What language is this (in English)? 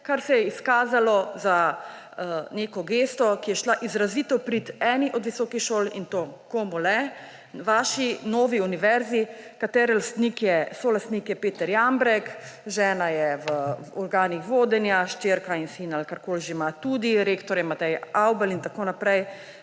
Slovenian